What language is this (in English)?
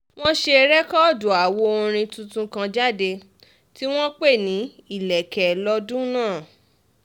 Yoruba